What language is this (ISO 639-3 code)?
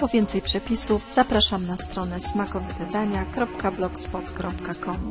pol